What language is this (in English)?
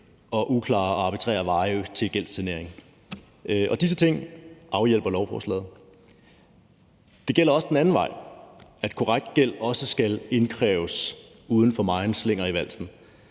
Danish